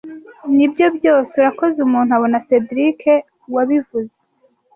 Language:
Kinyarwanda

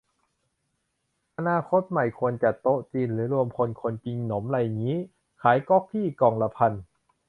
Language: Thai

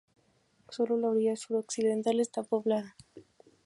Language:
Spanish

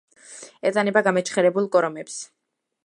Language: Georgian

